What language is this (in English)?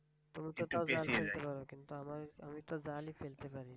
Bangla